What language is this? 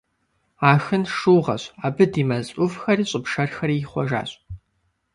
Kabardian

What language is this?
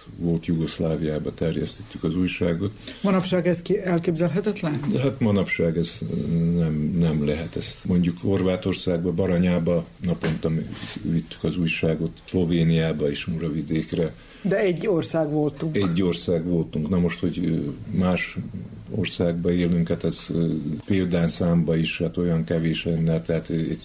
Hungarian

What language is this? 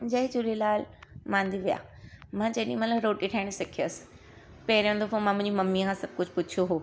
Sindhi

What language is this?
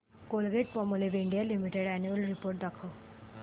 Marathi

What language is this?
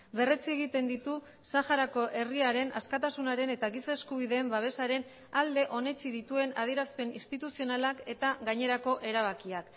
Basque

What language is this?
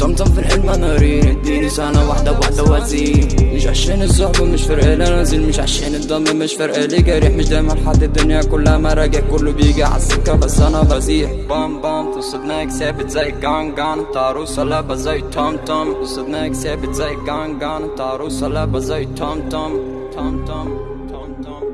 Arabic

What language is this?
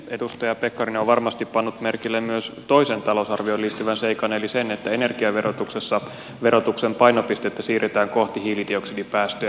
Finnish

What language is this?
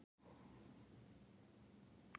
Icelandic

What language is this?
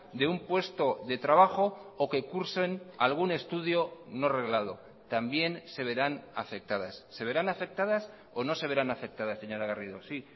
Spanish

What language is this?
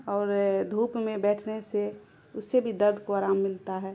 Urdu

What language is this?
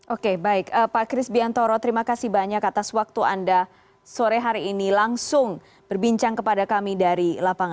Indonesian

